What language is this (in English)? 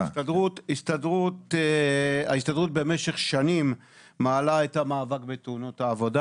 Hebrew